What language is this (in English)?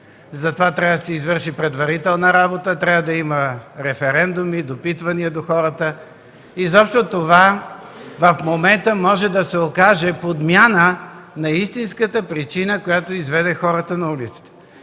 Bulgarian